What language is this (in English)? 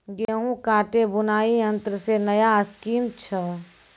Maithili